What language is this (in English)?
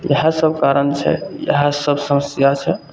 Maithili